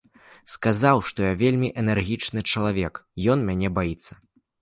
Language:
Belarusian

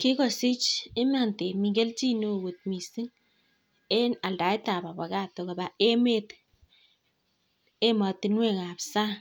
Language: Kalenjin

